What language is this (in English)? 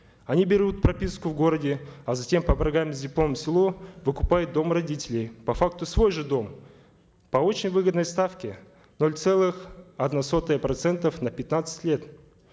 Kazakh